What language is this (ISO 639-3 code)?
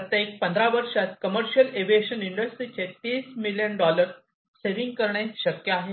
mar